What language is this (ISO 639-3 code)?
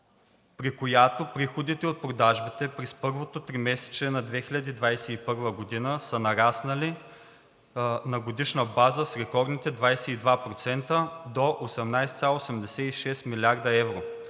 bul